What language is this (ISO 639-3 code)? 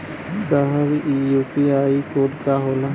bho